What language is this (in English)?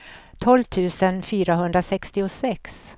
Swedish